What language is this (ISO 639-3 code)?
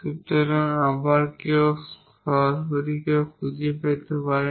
ben